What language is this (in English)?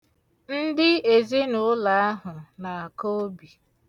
Igbo